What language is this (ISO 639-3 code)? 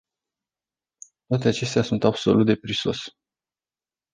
ron